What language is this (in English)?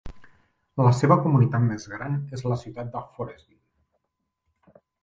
Catalan